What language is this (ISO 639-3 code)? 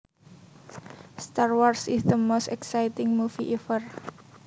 jav